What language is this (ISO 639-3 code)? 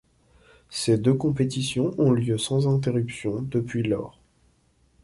fra